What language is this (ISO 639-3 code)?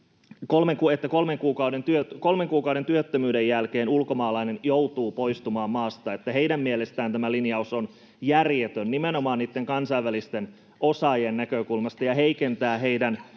fin